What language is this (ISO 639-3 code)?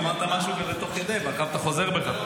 heb